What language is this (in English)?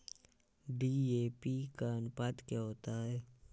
Hindi